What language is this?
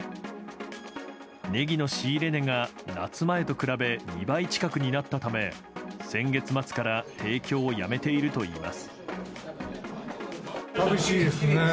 Japanese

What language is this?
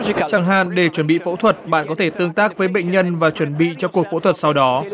Vietnamese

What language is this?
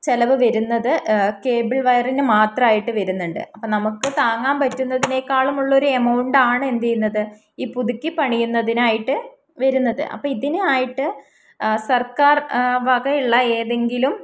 Malayalam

